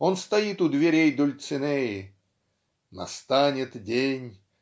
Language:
Russian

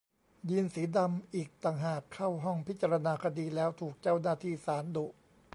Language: Thai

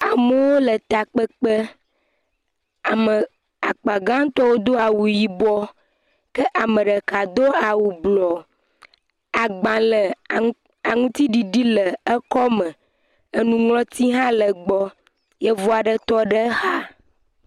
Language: Ewe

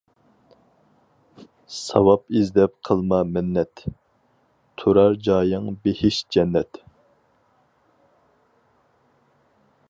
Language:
Uyghur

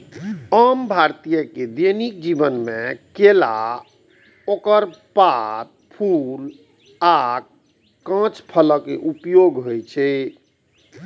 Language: Maithili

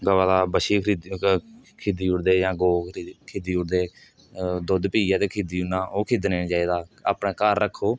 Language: Dogri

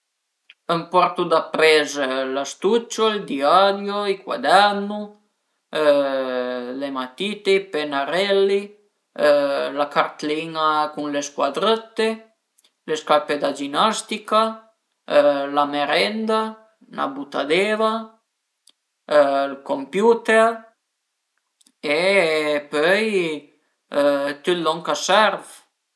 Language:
Piedmontese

